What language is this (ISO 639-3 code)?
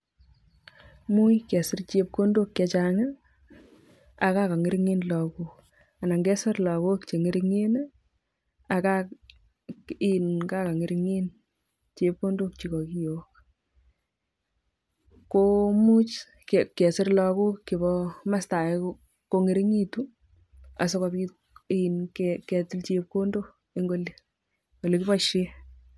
kln